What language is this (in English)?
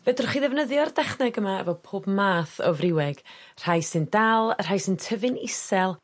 Welsh